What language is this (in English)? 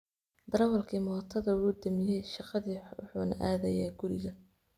Somali